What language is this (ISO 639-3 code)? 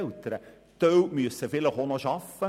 gsw